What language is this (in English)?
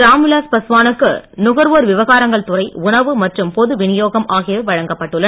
Tamil